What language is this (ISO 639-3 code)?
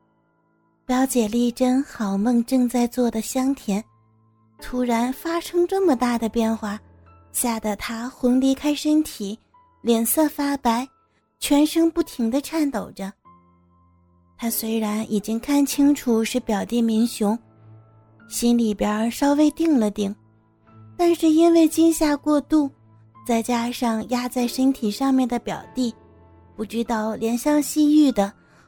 zho